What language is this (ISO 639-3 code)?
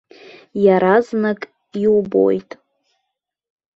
abk